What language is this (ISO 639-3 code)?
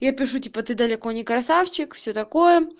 rus